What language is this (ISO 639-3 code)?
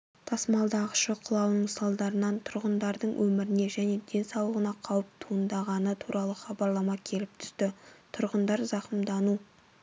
kaz